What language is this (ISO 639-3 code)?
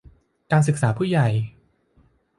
tha